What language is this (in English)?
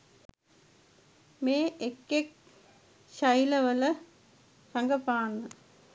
Sinhala